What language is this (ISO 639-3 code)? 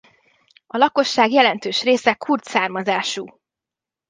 hun